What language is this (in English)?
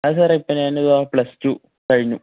Malayalam